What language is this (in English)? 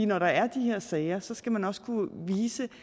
Danish